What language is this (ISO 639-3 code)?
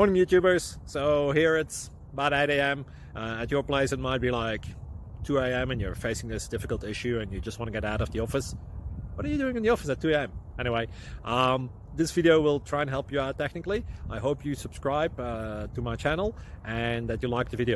eng